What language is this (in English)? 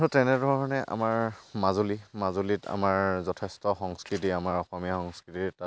Assamese